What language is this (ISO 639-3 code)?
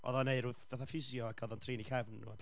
cym